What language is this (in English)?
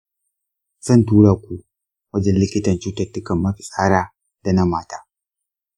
Hausa